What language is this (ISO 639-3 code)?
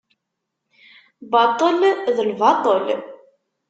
kab